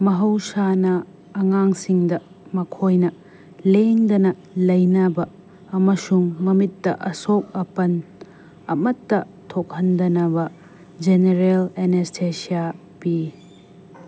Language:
Manipuri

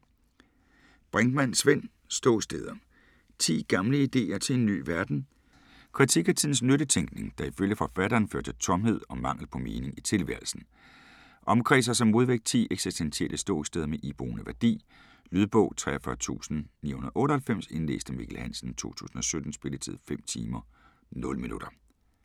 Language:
Danish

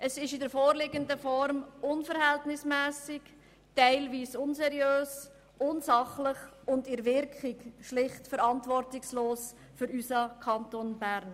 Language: Swiss German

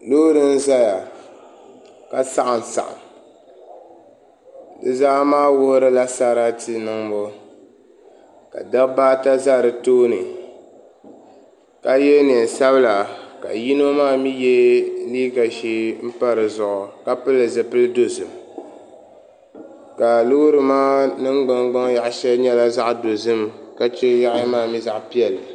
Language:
Dagbani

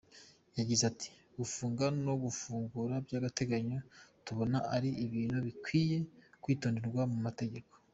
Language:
Kinyarwanda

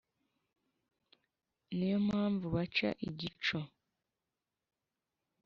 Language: Kinyarwanda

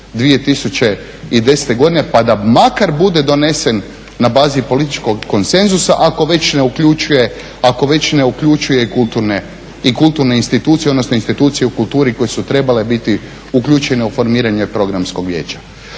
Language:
Croatian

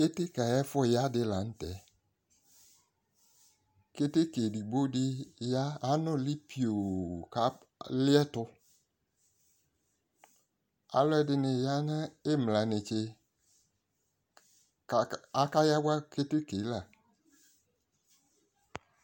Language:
Ikposo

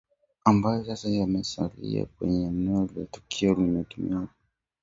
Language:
Swahili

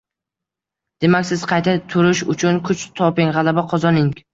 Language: Uzbek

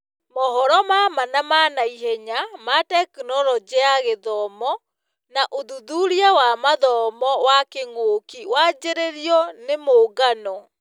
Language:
Kikuyu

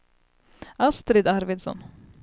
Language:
Swedish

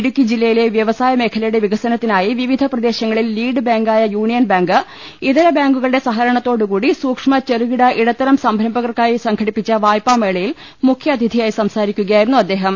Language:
Malayalam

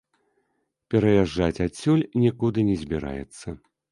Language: Belarusian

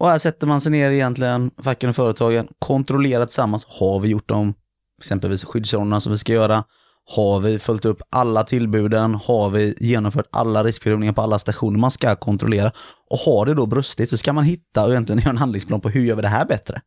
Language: Swedish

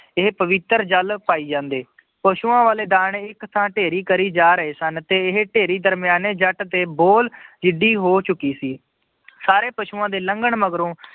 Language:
Punjabi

